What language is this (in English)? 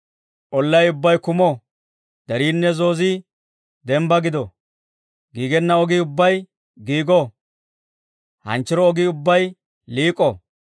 Dawro